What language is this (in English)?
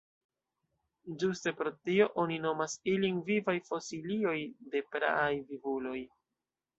Esperanto